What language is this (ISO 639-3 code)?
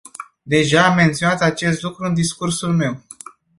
ron